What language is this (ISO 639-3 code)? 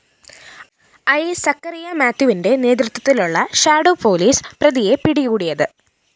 mal